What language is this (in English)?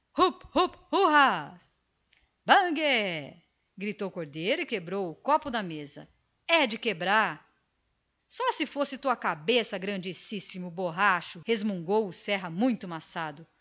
Portuguese